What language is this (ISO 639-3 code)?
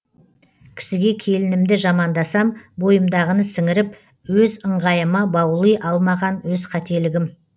kaz